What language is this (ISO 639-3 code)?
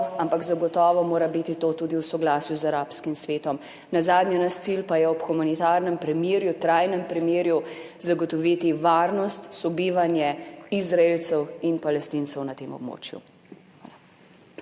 slv